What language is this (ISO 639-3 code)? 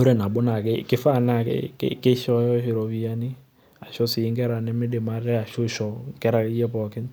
mas